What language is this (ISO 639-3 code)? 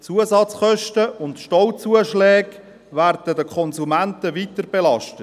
gsw